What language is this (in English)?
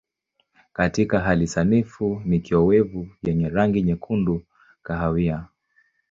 Swahili